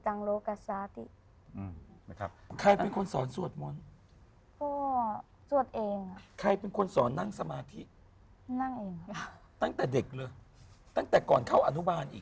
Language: Thai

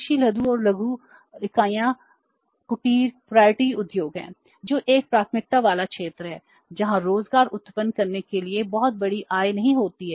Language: Hindi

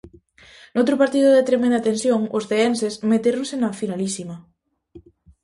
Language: Galician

